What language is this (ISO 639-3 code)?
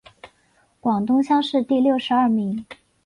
zho